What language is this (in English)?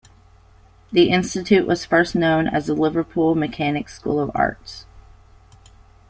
English